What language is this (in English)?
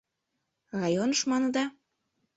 Mari